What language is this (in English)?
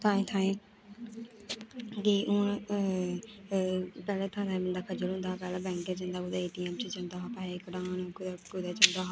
Dogri